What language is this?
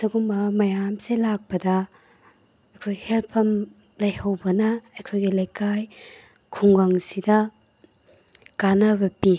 Manipuri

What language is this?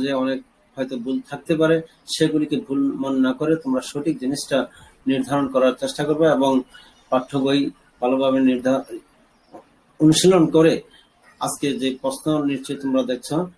Turkish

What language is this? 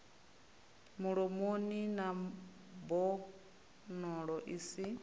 Venda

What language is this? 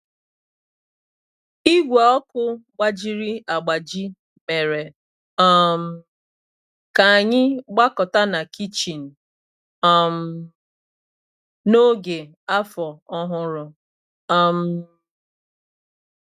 Igbo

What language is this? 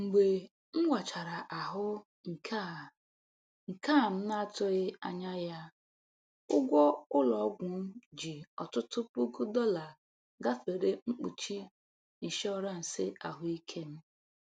Igbo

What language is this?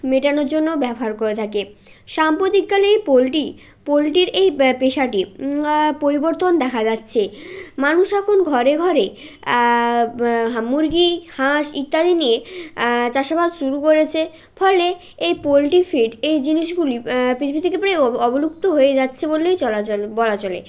Bangla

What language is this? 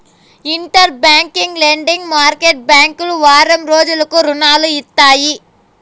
Telugu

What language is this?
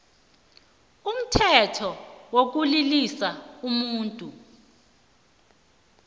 South Ndebele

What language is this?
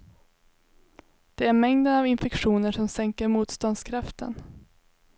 Swedish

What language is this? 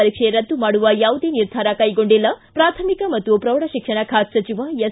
Kannada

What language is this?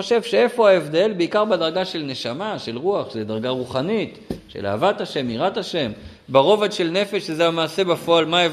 Hebrew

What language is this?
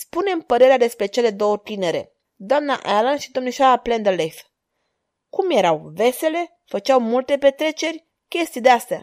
Romanian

